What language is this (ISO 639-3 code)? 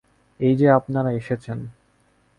ben